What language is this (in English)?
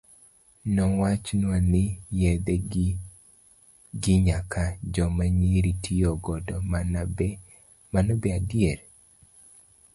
Luo (Kenya and Tanzania)